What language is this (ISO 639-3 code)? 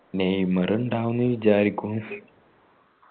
mal